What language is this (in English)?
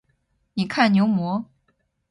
Chinese